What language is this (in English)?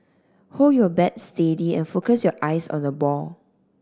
English